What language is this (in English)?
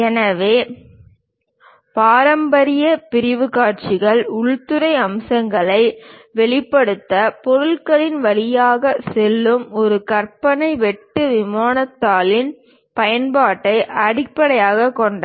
Tamil